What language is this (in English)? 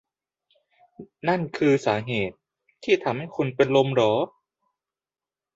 Thai